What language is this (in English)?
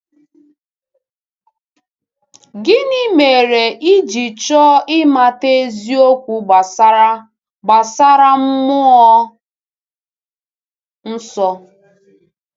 Igbo